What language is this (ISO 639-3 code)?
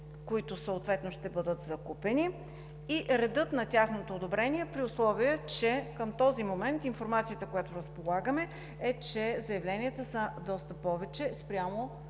bul